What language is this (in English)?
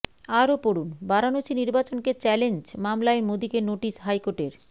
Bangla